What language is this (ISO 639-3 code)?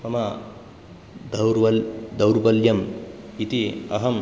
san